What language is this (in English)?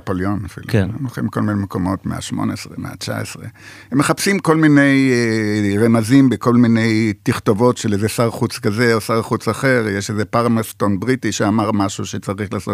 Hebrew